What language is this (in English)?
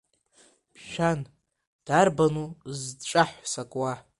Abkhazian